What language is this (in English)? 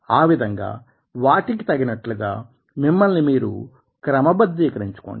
Telugu